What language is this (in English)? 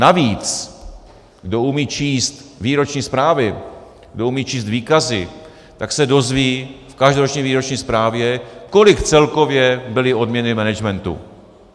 Czech